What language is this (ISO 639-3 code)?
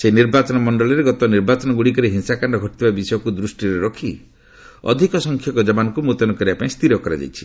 ori